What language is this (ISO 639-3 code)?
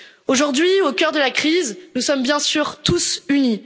fra